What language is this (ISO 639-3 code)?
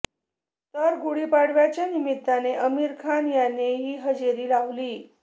mar